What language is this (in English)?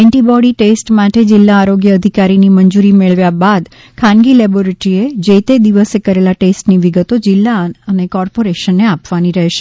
Gujarati